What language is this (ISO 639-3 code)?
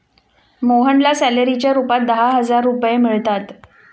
mar